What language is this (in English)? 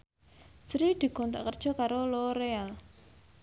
Javanese